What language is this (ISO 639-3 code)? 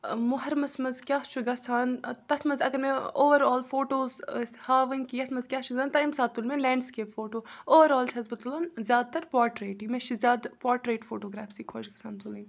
kas